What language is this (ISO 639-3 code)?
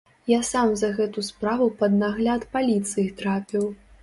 bel